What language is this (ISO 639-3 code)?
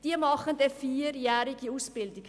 gsw